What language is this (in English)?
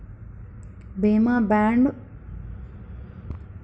Telugu